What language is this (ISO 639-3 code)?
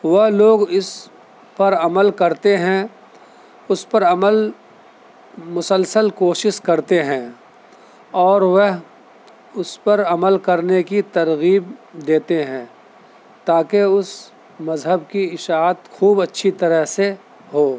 urd